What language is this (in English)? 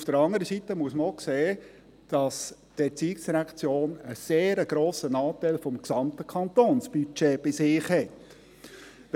Swiss German